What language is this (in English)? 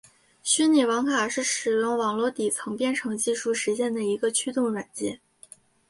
Chinese